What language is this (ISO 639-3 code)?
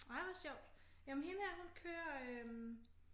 dan